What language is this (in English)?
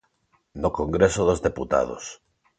Galician